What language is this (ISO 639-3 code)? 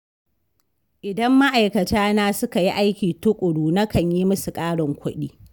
hau